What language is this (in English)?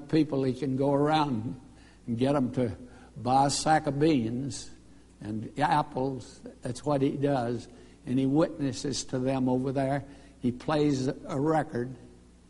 English